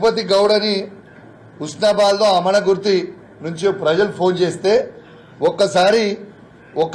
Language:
Telugu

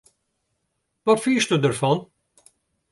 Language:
Western Frisian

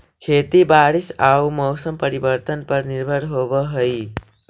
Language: Magahi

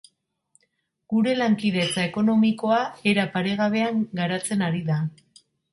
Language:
Basque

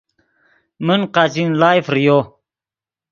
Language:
Yidgha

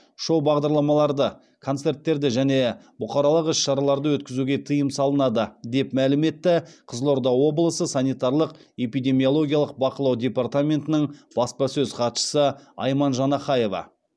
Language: Kazakh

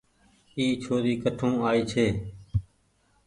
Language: Goaria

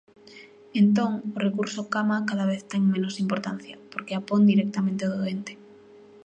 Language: Galician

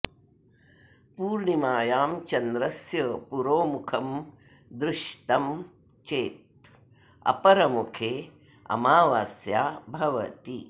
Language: Sanskrit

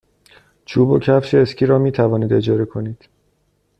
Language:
Persian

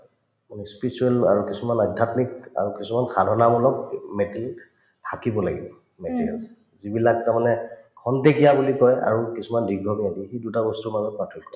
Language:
Assamese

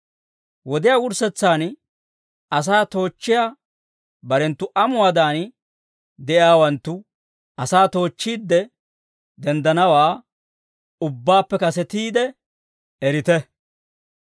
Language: Dawro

